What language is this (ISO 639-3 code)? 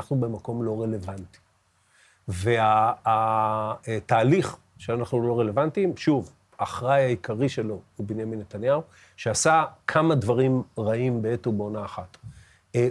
heb